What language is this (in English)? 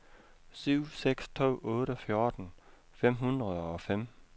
Danish